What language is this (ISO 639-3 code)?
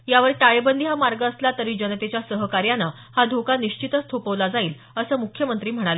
mar